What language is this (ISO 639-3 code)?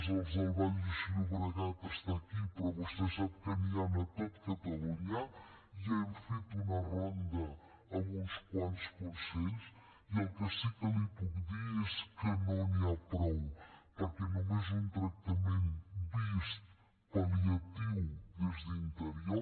cat